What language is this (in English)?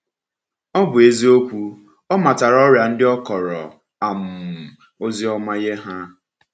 Igbo